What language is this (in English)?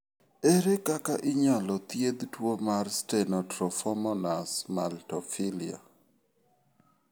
Luo (Kenya and Tanzania)